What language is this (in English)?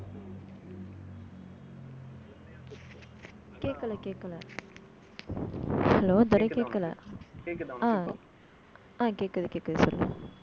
Tamil